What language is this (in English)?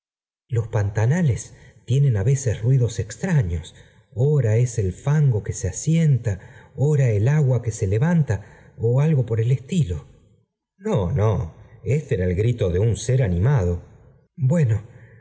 Spanish